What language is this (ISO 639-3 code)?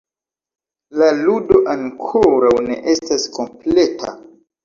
epo